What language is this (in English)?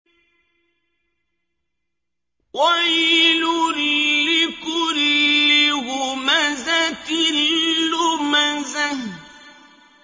Arabic